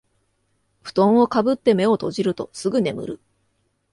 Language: Japanese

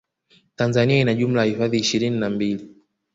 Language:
Swahili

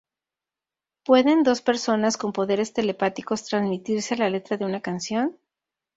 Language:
Spanish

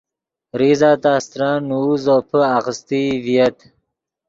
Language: Yidgha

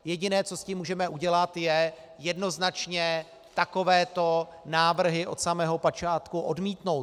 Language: Czech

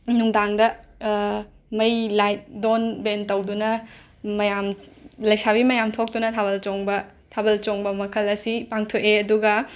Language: Manipuri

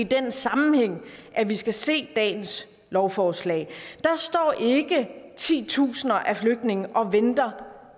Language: Danish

